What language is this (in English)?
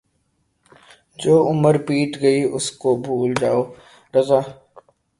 Urdu